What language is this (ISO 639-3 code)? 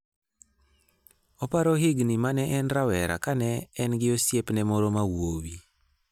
luo